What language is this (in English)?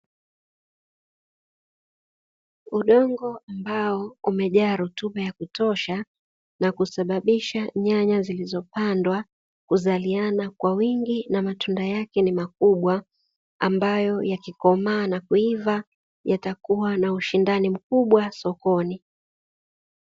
Swahili